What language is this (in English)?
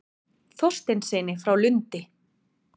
Icelandic